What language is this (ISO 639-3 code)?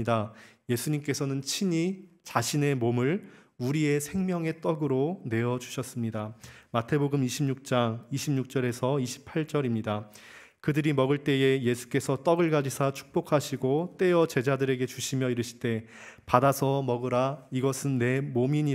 kor